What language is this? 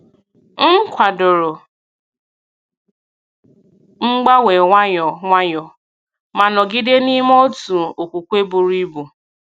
Igbo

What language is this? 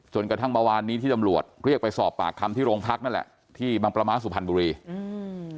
Thai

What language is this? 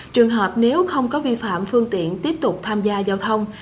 Vietnamese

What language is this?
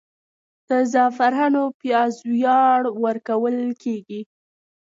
Pashto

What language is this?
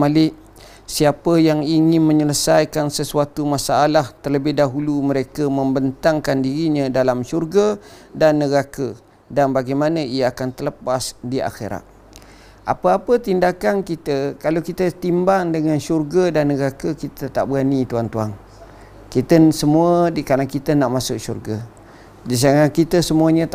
Malay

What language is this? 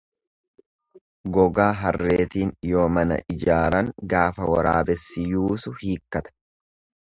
Oromo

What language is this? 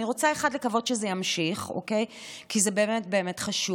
Hebrew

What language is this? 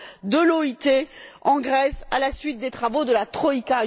French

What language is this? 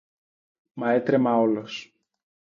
Greek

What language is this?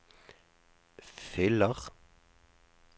Norwegian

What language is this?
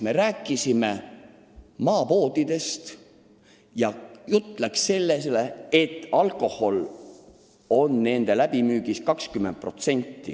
Estonian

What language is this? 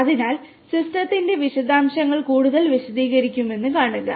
Malayalam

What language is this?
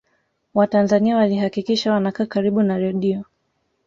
Swahili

